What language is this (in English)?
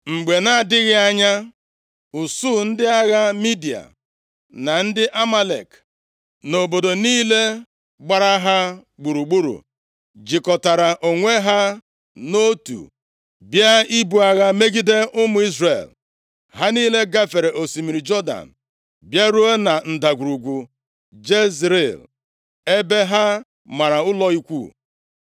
Igbo